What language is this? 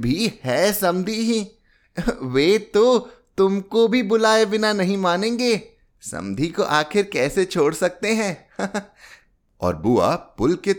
Hindi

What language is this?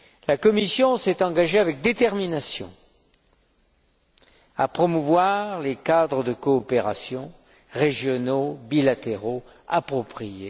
French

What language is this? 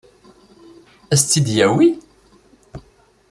Kabyle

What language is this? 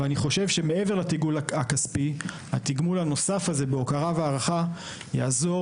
Hebrew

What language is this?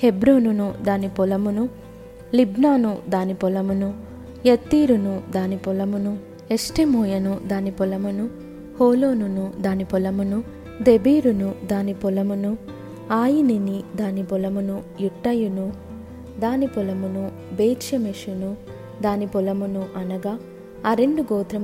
Telugu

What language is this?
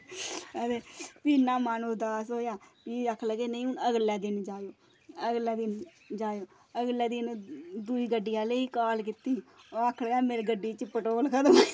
Dogri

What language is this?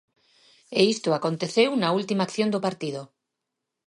Galician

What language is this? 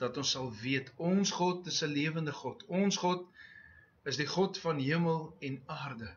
Dutch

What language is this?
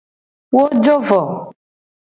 Gen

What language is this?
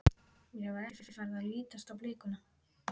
Icelandic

